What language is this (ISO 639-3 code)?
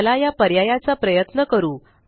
mar